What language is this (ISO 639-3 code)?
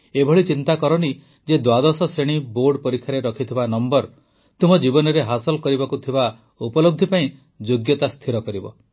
ori